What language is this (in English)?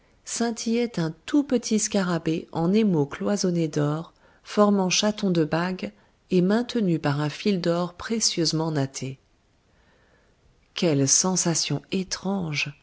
French